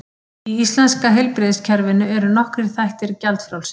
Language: Icelandic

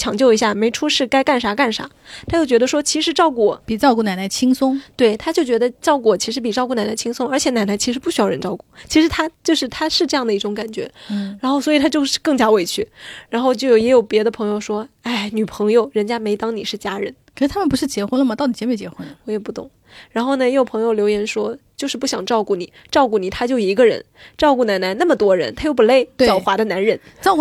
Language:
Chinese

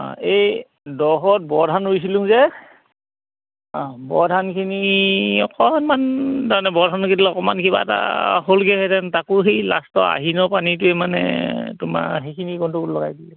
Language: Assamese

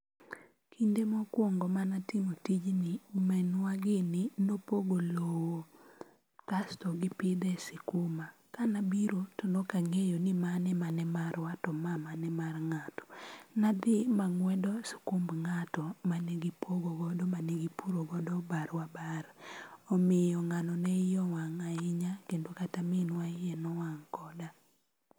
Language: Luo (Kenya and Tanzania)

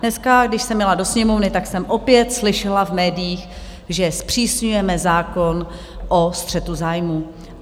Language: Czech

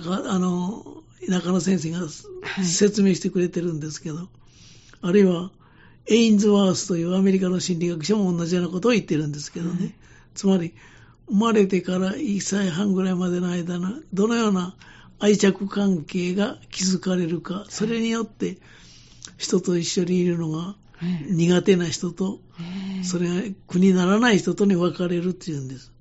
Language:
Japanese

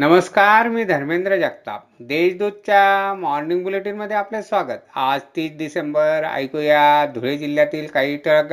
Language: Marathi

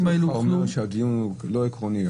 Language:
Hebrew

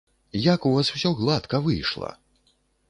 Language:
Belarusian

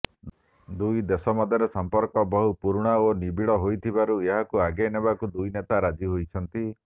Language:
Odia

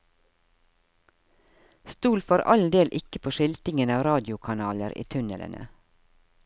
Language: Norwegian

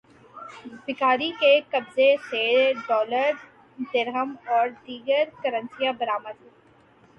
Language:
Urdu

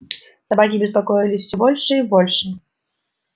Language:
Russian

